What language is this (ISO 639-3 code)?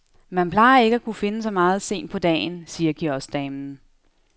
dan